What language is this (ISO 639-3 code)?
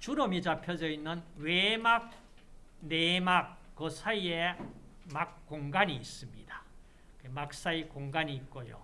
kor